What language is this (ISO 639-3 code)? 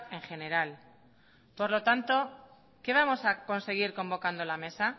spa